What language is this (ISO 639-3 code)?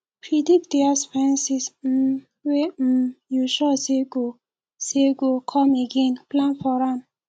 pcm